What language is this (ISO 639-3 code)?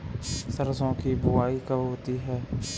hin